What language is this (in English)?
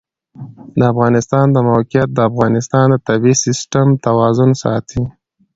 Pashto